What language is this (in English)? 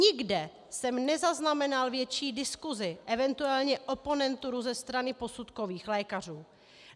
Czech